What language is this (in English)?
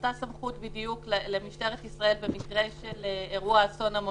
Hebrew